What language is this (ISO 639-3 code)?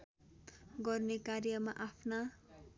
nep